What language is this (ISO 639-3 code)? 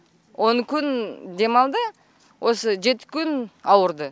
kaz